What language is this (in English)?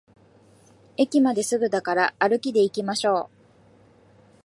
Japanese